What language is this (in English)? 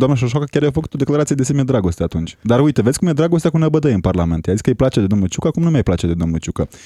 Romanian